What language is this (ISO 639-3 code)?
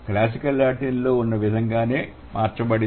tel